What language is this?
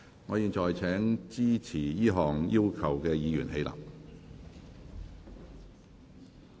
Cantonese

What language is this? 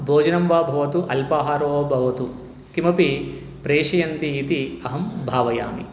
Sanskrit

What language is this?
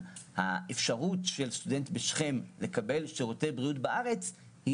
Hebrew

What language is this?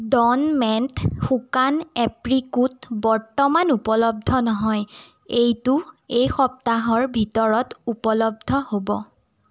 Assamese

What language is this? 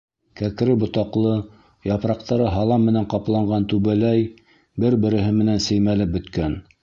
Bashkir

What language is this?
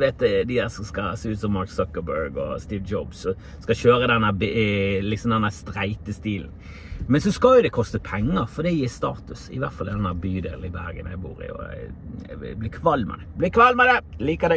Norwegian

